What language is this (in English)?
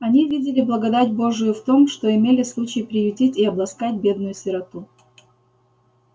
Russian